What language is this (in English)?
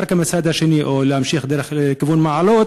Hebrew